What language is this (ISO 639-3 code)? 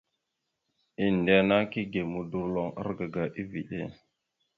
mxu